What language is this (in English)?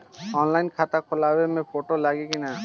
Bhojpuri